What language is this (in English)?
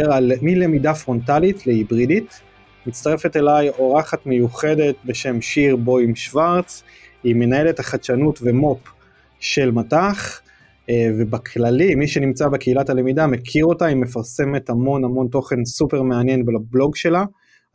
Hebrew